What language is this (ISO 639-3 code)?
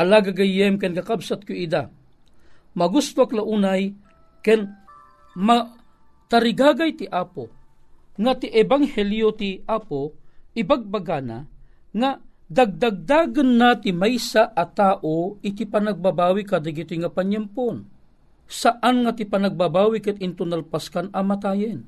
fil